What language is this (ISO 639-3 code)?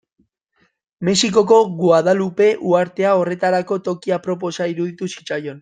eus